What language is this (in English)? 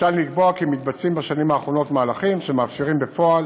Hebrew